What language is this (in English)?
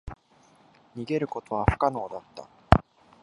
Japanese